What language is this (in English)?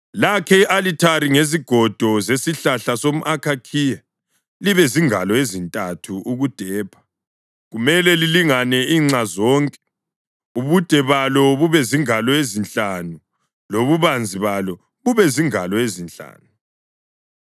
North Ndebele